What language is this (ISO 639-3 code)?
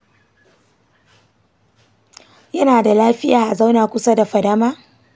hau